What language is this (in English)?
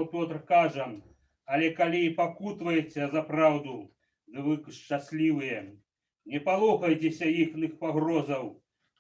Russian